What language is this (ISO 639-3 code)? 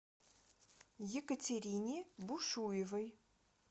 rus